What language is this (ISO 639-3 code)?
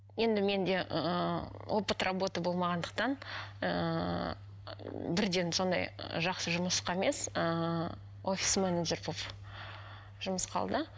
kaz